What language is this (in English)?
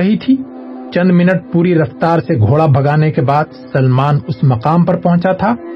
Urdu